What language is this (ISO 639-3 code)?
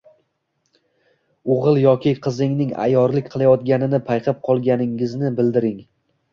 uzb